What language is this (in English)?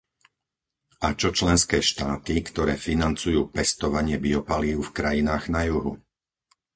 Slovak